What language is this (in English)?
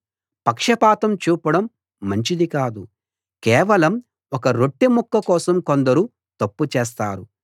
Telugu